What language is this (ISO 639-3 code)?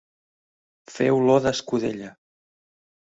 cat